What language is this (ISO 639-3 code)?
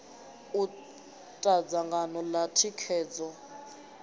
ven